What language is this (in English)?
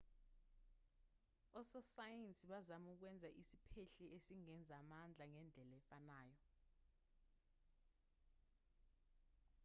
Zulu